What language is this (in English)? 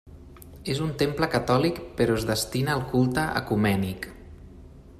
Catalan